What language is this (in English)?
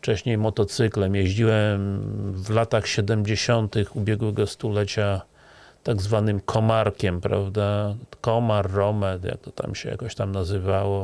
Polish